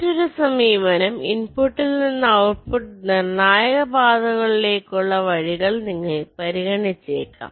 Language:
Malayalam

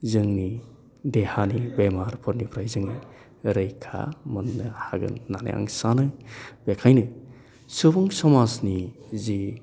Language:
Bodo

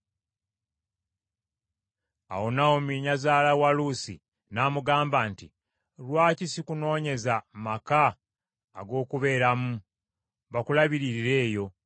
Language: Ganda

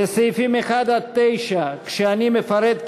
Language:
Hebrew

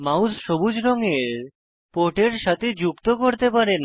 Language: Bangla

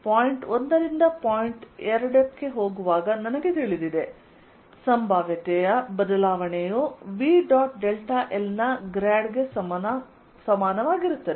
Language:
Kannada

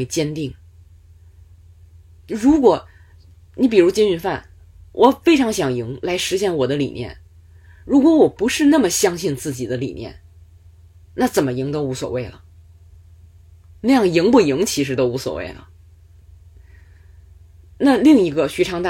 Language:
Chinese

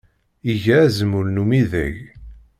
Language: Kabyle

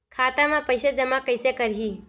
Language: Chhattisgarhi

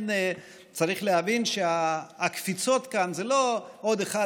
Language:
Hebrew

